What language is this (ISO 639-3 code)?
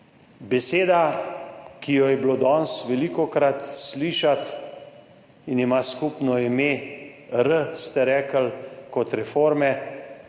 slv